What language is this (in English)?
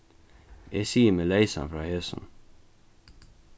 Faroese